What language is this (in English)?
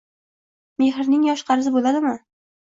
Uzbek